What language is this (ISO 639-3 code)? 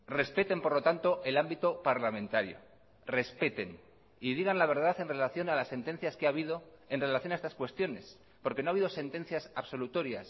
spa